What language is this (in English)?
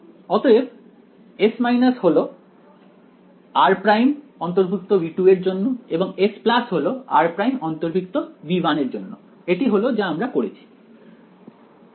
Bangla